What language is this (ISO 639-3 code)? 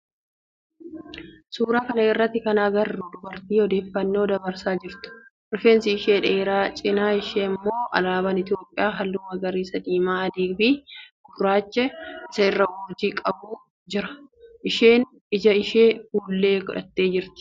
orm